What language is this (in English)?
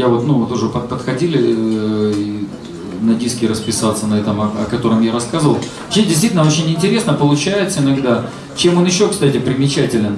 Russian